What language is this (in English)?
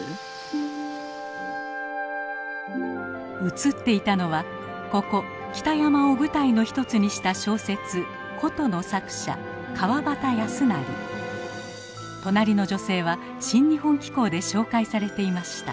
Japanese